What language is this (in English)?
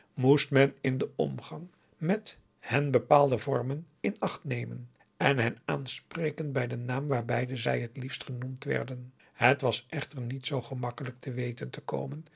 Dutch